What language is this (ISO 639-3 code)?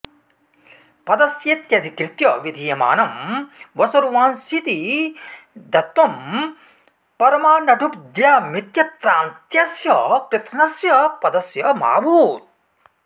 san